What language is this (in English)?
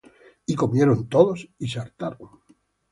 Spanish